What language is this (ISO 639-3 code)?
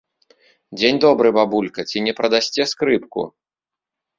bel